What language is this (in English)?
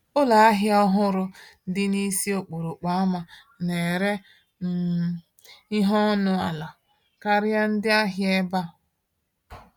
Igbo